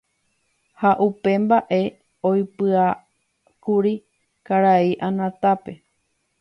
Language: Guarani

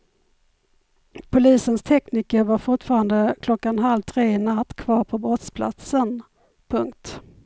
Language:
Swedish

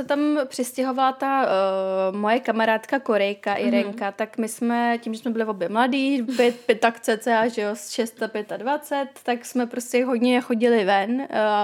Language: Czech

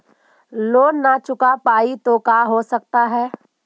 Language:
Magahi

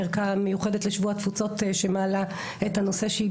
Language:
Hebrew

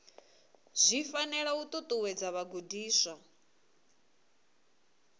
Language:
Venda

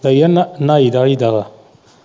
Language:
Punjabi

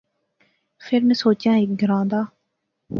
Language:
Pahari-Potwari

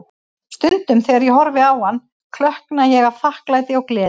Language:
Icelandic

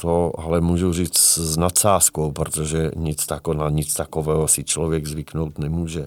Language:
Czech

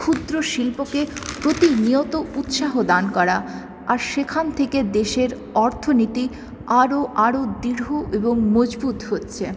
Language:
Bangla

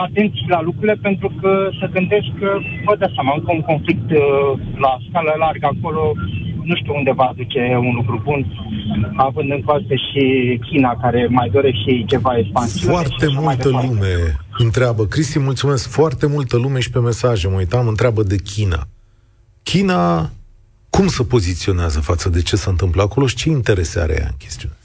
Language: Romanian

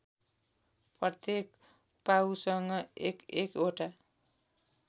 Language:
Nepali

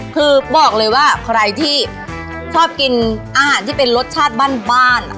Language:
Thai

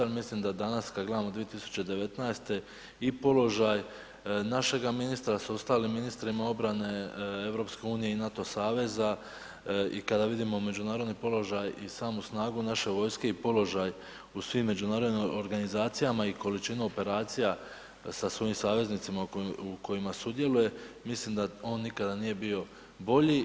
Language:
Croatian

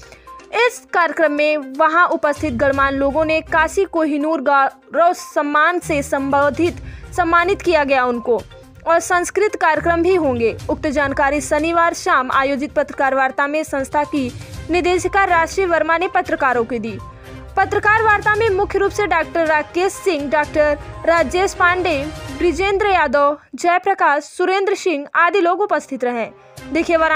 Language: Hindi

